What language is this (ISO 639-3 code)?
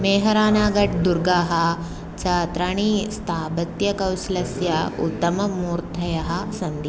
san